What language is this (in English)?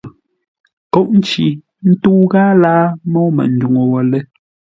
Ngombale